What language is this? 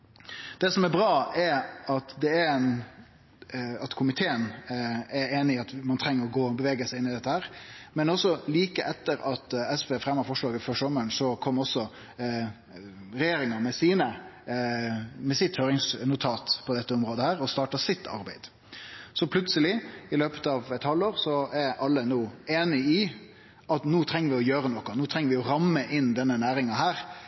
Norwegian Nynorsk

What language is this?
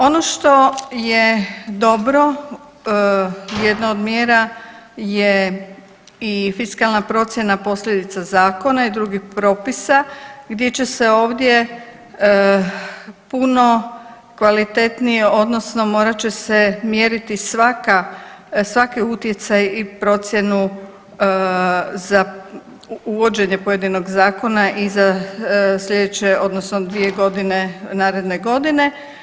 Croatian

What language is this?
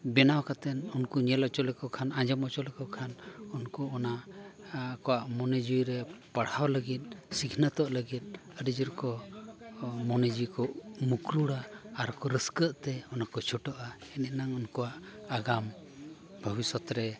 Santali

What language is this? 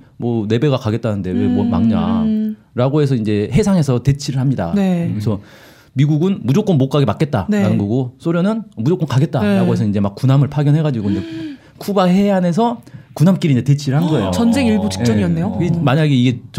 Korean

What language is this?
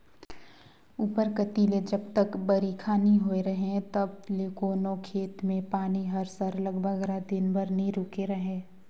Chhattisgarhi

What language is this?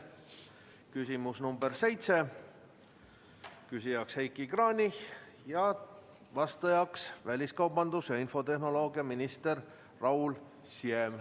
Estonian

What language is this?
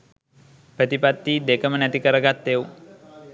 Sinhala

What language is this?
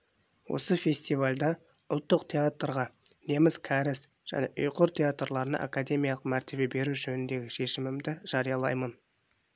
Kazakh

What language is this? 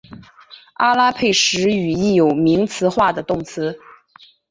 Chinese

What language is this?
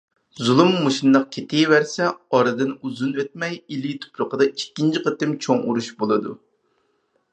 Uyghur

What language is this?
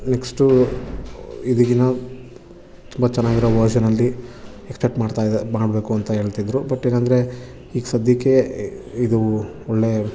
Kannada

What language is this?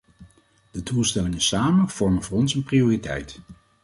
Dutch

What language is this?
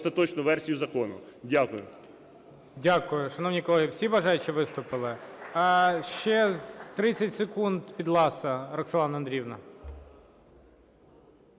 Ukrainian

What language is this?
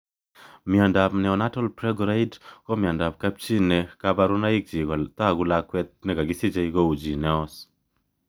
Kalenjin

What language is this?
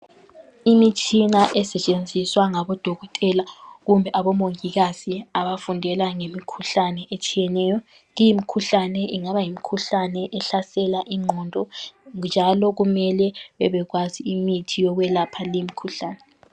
North Ndebele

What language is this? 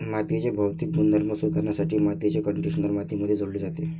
Marathi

